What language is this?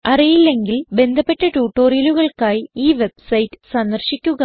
Malayalam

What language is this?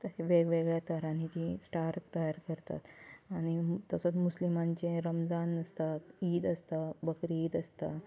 Konkani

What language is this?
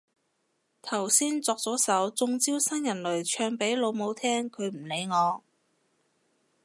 Cantonese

